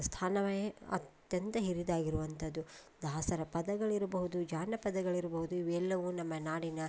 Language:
Kannada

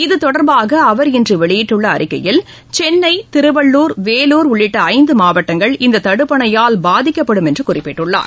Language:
Tamil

